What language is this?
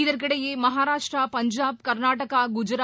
Tamil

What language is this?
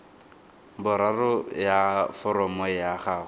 Tswana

